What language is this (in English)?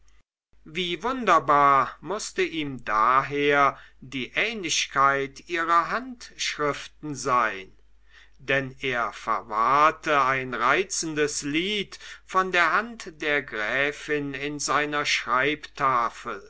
German